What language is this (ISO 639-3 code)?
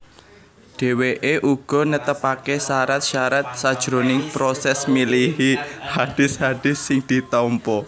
jav